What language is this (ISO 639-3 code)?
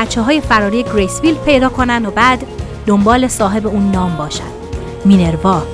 fas